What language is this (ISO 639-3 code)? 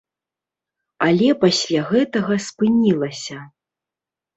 bel